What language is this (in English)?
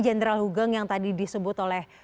Indonesian